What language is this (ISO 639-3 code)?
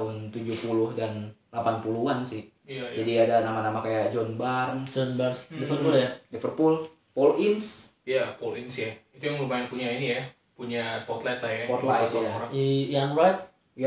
ind